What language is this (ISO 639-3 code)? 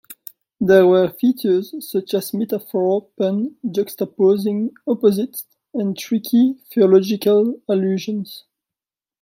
eng